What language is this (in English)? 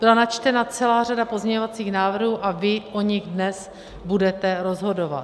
Czech